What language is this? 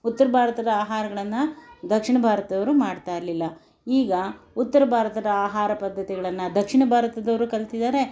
Kannada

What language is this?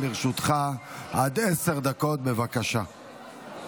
Hebrew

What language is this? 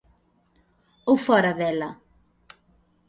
Galician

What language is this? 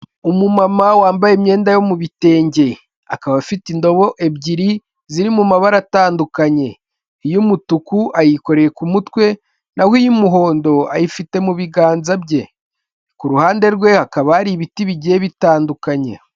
Kinyarwanda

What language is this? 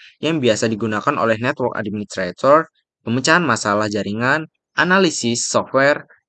Indonesian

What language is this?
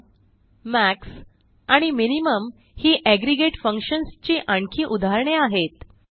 Marathi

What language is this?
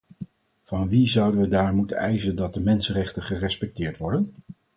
Dutch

